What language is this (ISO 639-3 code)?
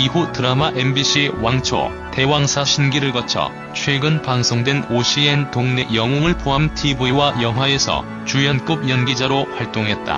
kor